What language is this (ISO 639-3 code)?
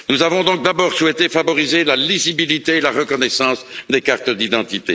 fra